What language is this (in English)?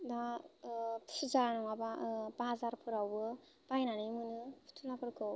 Bodo